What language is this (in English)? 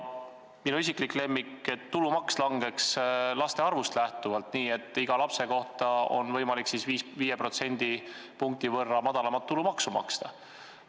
Estonian